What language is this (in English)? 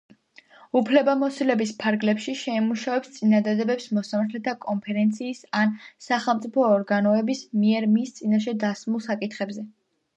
Georgian